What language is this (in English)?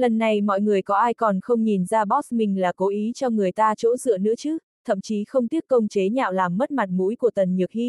Vietnamese